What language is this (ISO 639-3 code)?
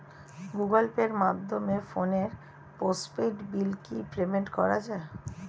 ben